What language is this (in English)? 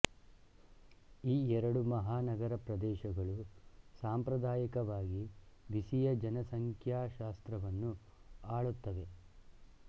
Kannada